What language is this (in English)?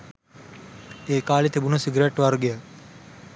Sinhala